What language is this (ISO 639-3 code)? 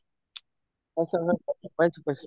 asm